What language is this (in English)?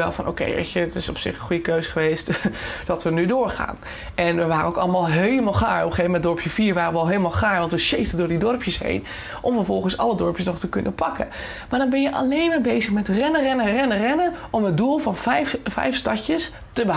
Dutch